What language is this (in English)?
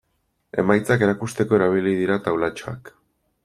Basque